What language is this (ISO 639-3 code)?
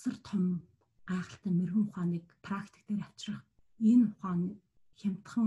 ron